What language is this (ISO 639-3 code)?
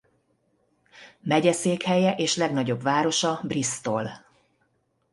hun